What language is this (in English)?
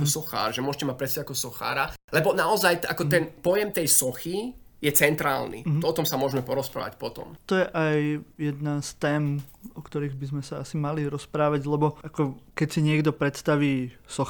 Slovak